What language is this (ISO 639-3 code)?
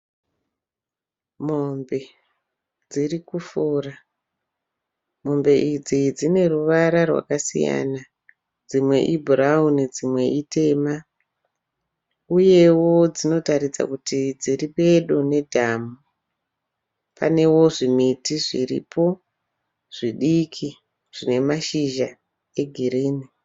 sna